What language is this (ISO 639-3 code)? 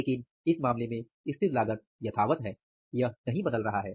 hin